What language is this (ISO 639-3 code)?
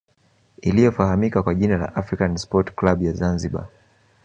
swa